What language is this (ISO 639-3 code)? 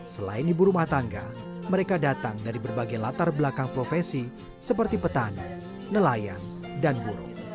ind